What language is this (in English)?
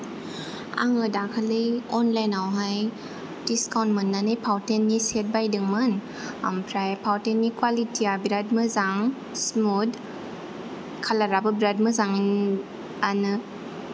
Bodo